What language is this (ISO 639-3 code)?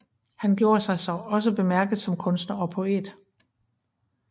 dan